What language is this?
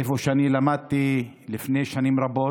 Hebrew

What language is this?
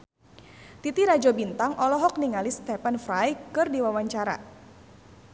Sundanese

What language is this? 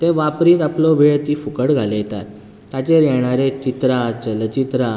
Konkani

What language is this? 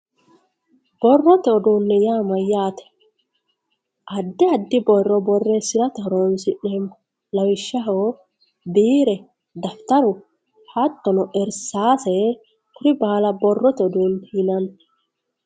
Sidamo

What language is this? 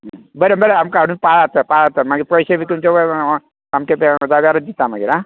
Konkani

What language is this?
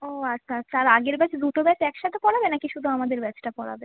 Bangla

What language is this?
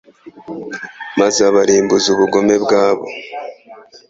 Kinyarwanda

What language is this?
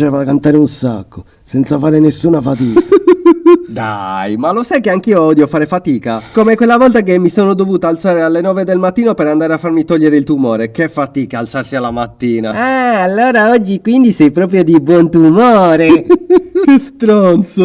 Italian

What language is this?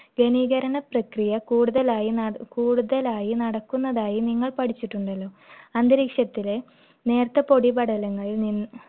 Malayalam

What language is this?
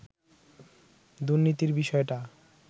Bangla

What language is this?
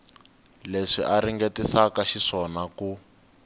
Tsonga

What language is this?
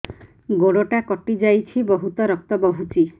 Odia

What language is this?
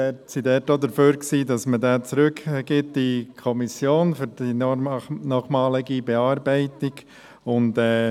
Swiss German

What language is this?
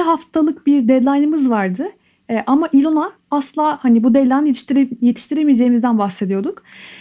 Turkish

